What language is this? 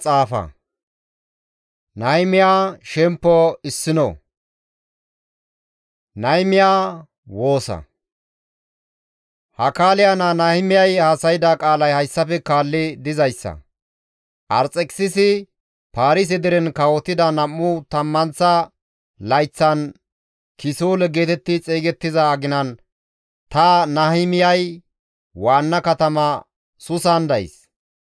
Gamo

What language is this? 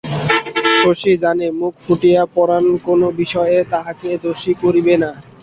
Bangla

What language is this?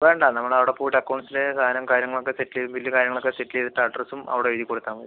Malayalam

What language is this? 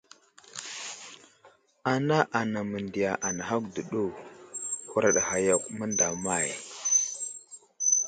Wuzlam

